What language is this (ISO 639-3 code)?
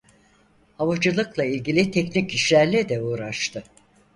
tur